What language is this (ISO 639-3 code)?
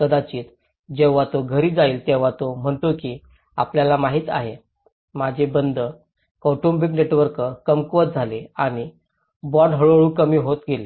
mar